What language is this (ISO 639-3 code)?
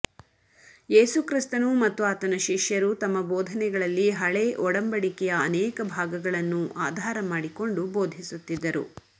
kan